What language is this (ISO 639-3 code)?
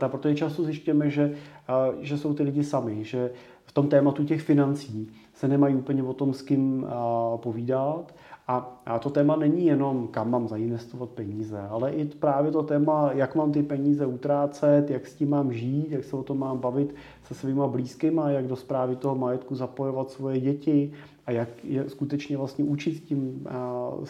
ces